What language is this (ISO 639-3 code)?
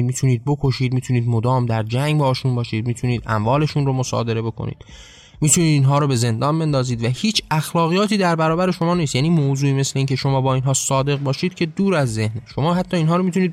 fas